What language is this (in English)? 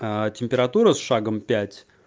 Russian